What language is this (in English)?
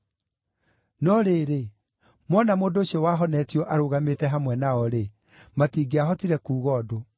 Kikuyu